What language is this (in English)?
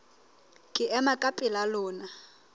Southern Sotho